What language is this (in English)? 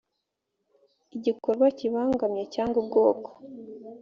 Kinyarwanda